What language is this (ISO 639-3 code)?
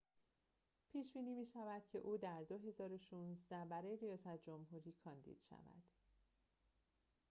fas